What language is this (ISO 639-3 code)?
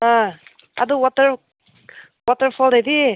mni